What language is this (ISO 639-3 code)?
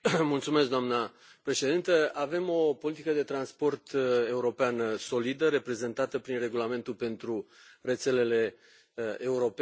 ron